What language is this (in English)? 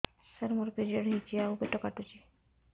Odia